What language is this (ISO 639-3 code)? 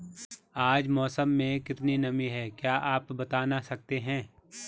hin